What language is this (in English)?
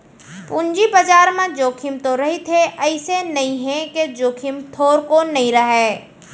Chhattisgarhi